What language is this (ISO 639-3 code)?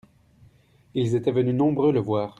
fra